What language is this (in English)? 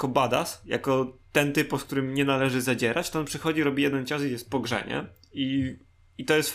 Polish